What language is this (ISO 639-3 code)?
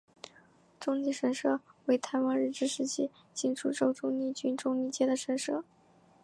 zho